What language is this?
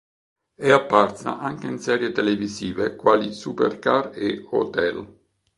Italian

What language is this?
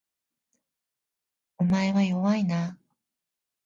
Japanese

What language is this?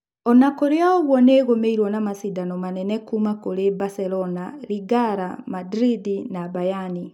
Kikuyu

